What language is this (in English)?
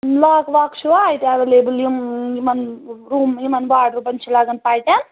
Kashmiri